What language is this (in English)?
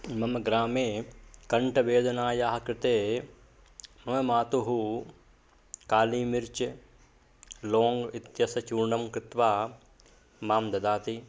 Sanskrit